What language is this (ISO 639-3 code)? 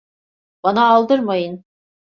tur